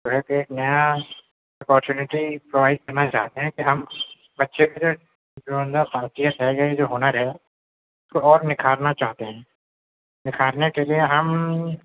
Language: Urdu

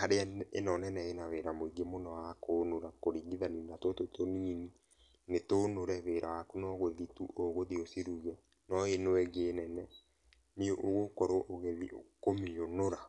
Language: Kikuyu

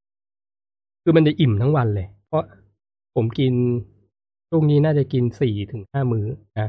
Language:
Thai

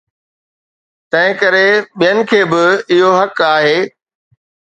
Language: Sindhi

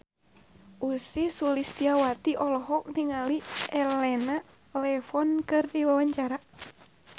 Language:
Sundanese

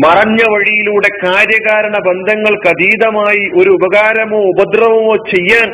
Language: Malayalam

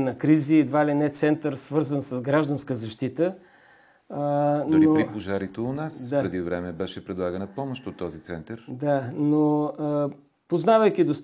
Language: Bulgarian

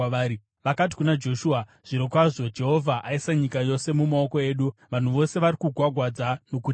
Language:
Shona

